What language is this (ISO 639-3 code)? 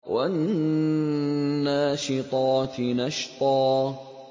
ara